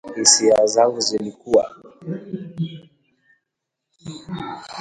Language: Swahili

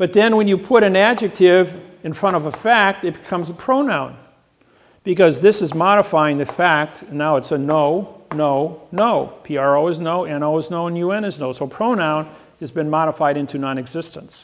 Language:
English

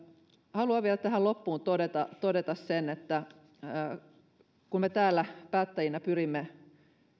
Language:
Finnish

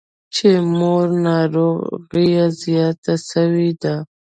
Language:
Pashto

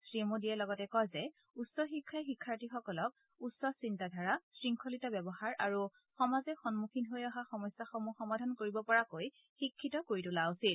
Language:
Assamese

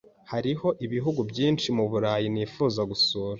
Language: Kinyarwanda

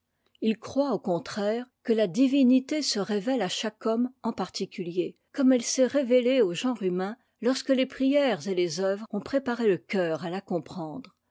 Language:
French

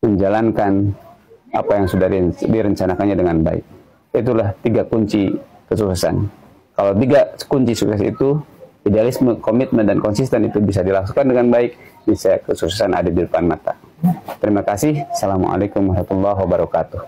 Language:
Indonesian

